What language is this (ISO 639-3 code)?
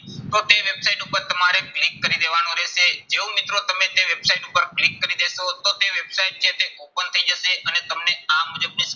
guj